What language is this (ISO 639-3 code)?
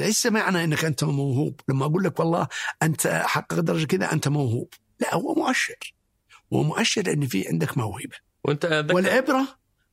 ara